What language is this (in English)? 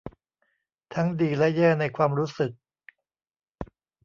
Thai